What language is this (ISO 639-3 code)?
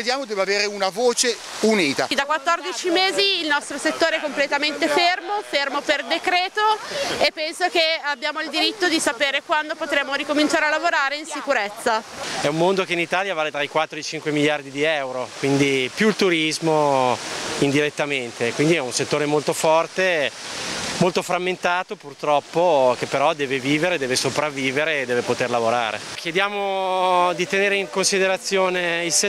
ita